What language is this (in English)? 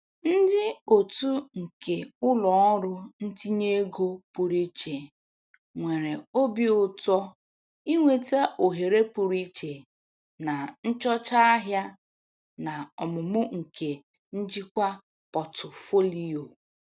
Igbo